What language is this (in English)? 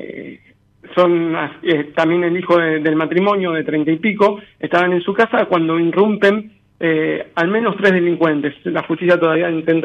Spanish